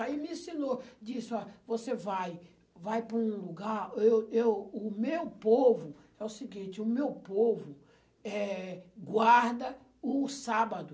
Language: Portuguese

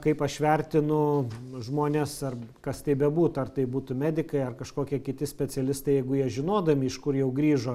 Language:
Lithuanian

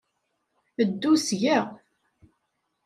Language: Kabyle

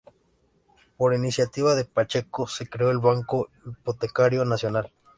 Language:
Spanish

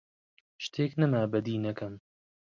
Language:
Central Kurdish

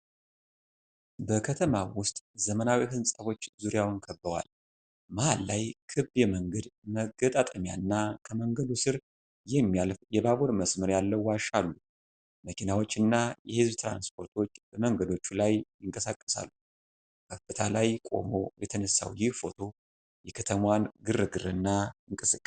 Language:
Amharic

